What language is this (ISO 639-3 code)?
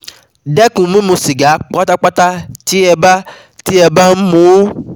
yor